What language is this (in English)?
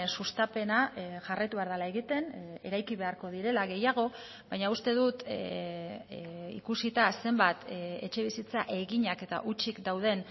Basque